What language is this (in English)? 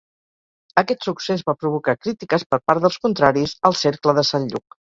Catalan